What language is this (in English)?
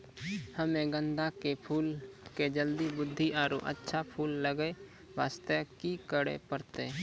Maithili